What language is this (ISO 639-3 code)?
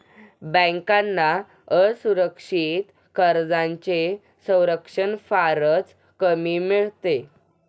mar